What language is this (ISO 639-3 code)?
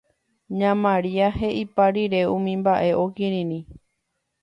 grn